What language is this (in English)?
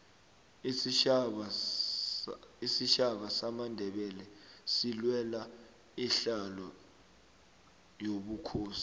South Ndebele